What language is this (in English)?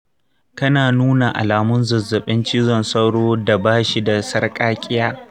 Hausa